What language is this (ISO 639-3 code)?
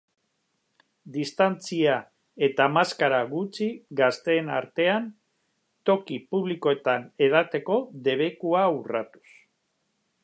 eus